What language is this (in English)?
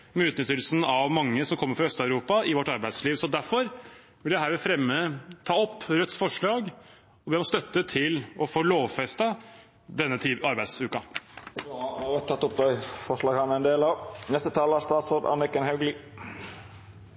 Norwegian